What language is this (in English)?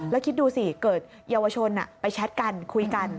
Thai